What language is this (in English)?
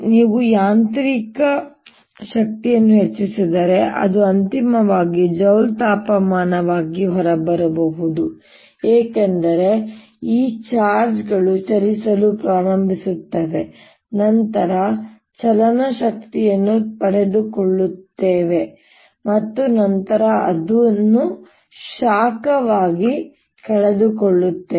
Kannada